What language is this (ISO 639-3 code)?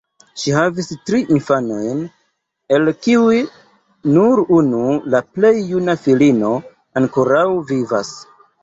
epo